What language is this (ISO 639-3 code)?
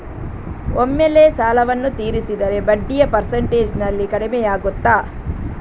kan